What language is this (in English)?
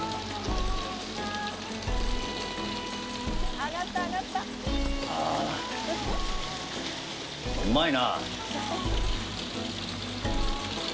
Japanese